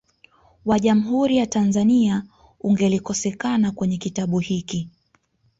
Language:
Swahili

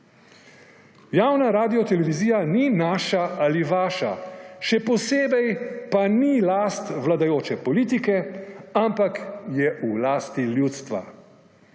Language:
Slovenian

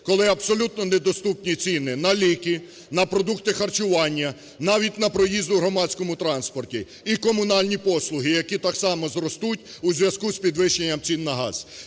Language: Ukrainian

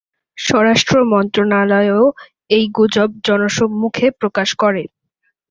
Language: Bangla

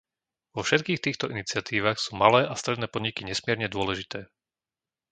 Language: Slovak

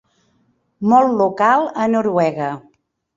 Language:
Catalan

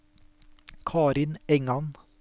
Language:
Norwegian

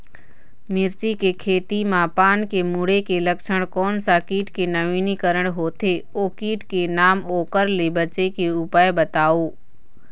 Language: Chhattisgarhi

